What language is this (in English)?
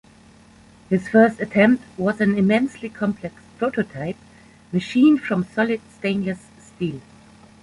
English